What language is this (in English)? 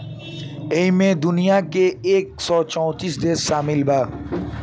Bhojpuri